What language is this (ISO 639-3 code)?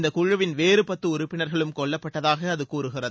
tam